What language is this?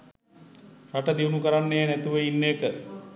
Sinhala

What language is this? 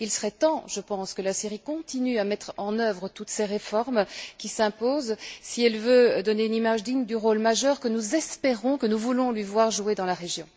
French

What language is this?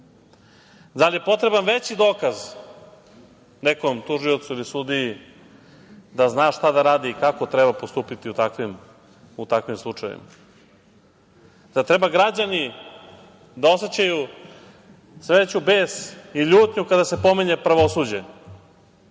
Serbian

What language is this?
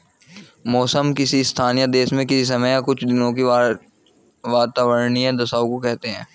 Hindi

